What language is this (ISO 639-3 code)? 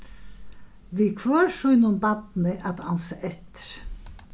fao